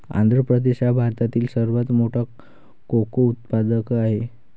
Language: Marathi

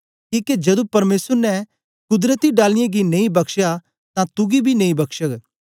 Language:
Dogri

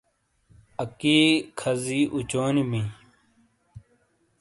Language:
Shina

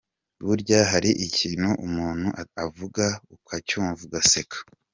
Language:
Kinyarwanda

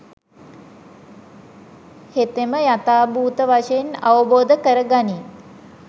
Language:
Sinhala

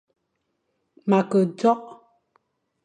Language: Fang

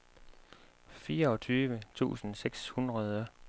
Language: Danish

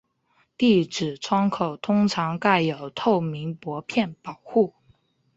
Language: Chinese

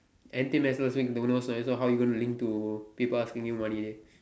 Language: English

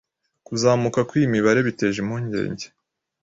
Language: Kinyarwanda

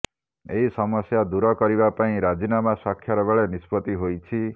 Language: Odia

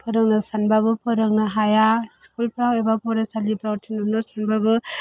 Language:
Bodo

